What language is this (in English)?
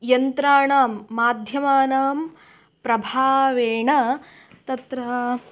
Sanskrit